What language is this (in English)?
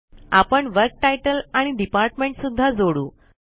Marathi